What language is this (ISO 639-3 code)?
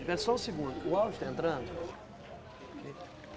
por